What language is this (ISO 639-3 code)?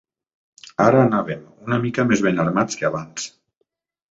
cat